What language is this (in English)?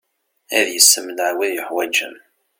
Kabyle